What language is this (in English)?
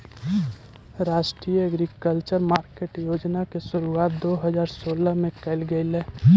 Magahi